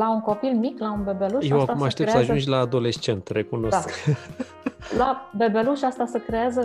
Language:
Romanian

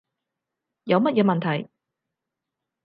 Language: Cantonese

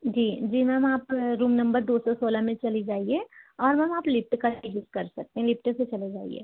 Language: Hindi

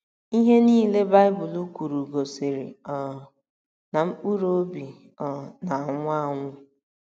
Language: Igbo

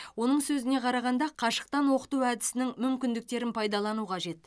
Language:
Kazakh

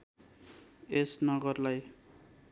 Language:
Nepali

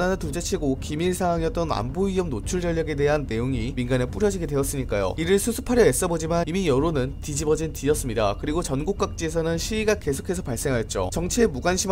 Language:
Korean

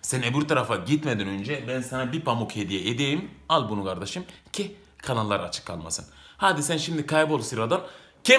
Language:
Turkish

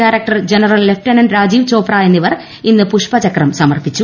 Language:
Malayalam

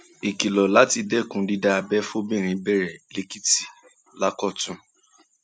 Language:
Yoruba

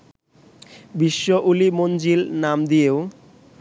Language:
Bangla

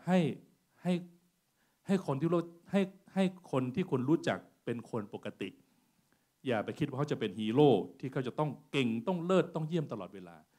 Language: Thai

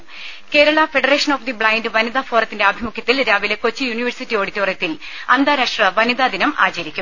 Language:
Malayalam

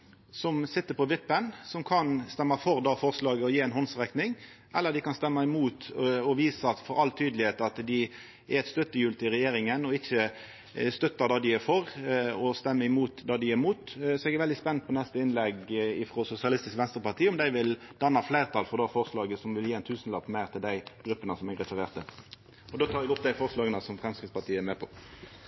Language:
Norwegian Nynorsk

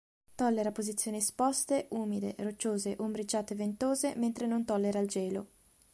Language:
Italian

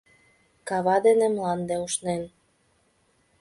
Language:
Mari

